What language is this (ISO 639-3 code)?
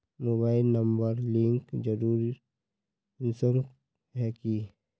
mag